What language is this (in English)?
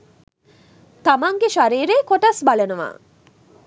Sinhala